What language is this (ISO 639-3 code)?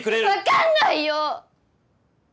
jpn